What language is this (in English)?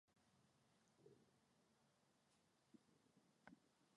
Basque